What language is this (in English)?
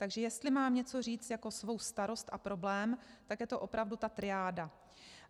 Czech